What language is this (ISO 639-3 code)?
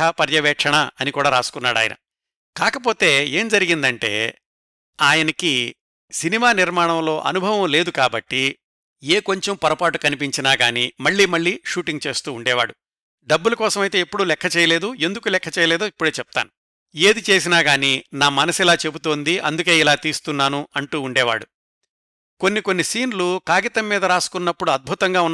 tel